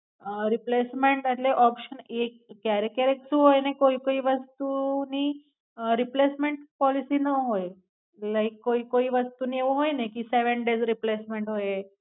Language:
Gujarati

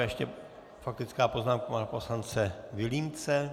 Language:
Czech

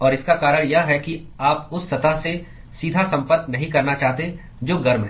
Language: Hindi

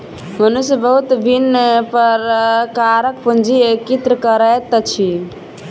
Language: Maithili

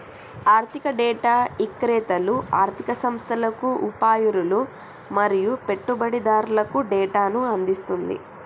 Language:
Telugu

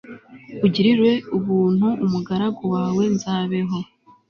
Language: Kinyarwanda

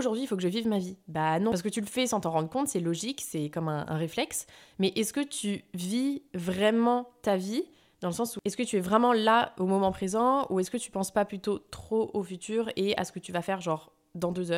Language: French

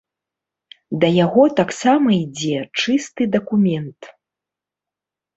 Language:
Belarusian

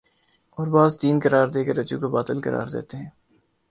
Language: Urdu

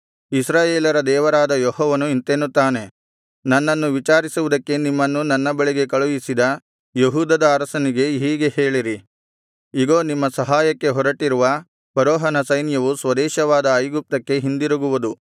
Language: Kannada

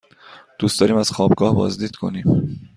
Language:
Persian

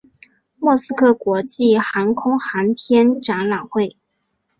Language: Chinese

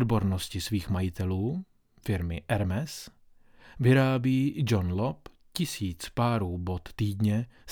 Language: Czech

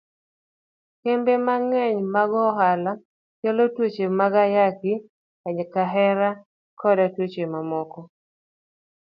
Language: Luo (Kenya and Tanzania)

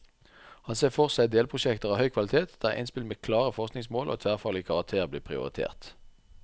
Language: Norwegian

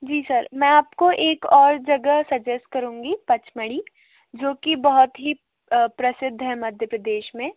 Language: Hindi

